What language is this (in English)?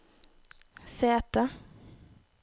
Norwegian